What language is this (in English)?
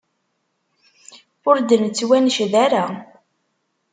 Kabyle